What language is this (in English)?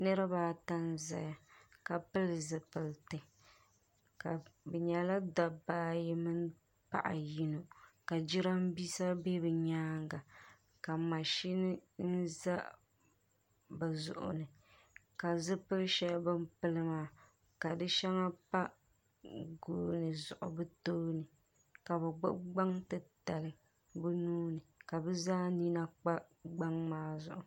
Dagbani